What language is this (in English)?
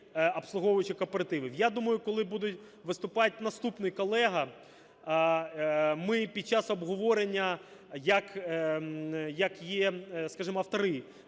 Ukrainian